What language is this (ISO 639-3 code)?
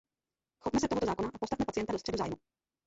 ces